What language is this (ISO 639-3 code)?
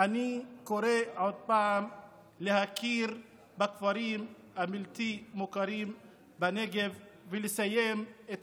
heb